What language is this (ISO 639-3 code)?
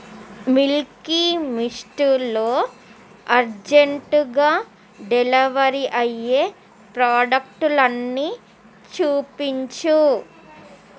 tel